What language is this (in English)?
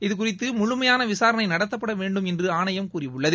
Tamil